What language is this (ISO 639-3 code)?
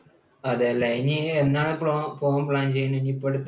mal